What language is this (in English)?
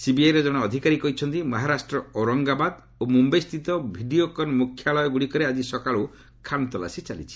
Odia